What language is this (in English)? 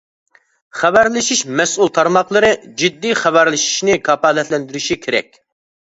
Uyghur